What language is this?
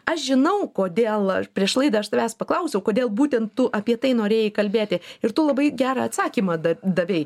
Lithuanian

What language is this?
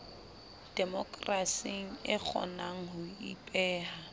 Southern Sotho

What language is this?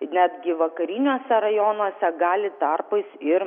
Lithuanian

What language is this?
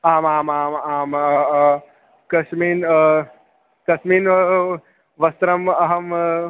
Sanskrit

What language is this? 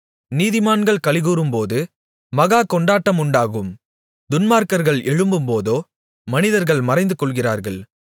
Tamil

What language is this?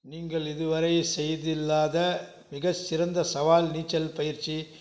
Tamil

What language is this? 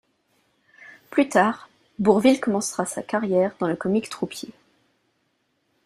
French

